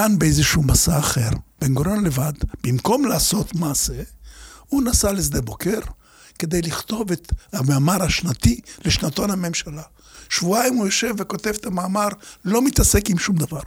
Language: Hebrew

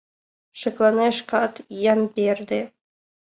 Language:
Mari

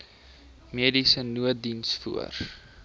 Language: Afrikaans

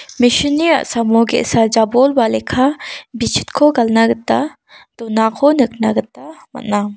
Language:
Garo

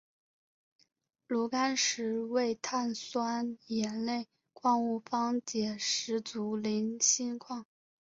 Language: Chinese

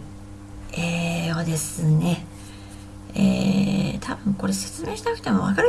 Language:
Japanese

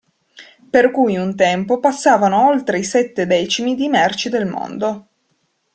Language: Italian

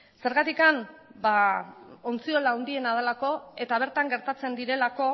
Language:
Basque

